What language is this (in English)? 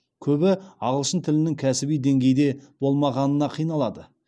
Kazakh